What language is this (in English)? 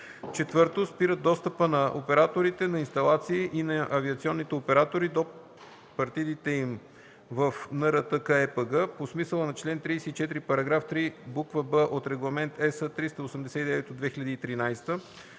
Bulgarian